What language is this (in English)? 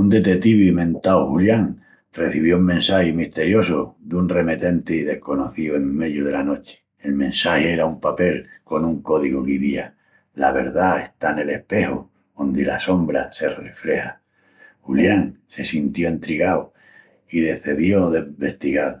Extremaduran